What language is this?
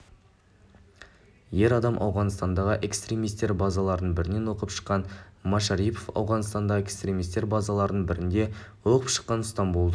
Kazakh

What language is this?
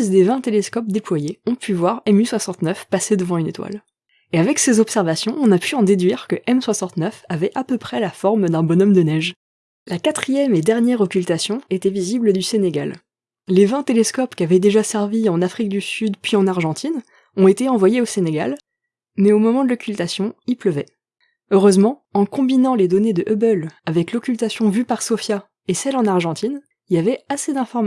French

